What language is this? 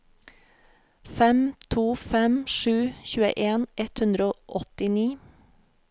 Norwegian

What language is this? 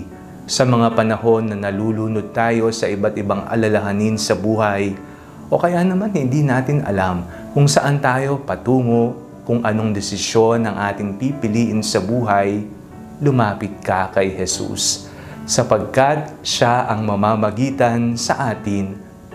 Filipino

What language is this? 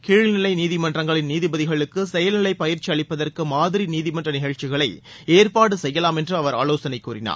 Tamil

